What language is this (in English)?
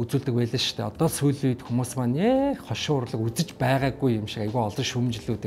Turkish